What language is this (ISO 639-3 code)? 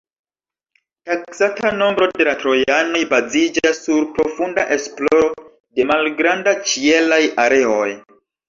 epo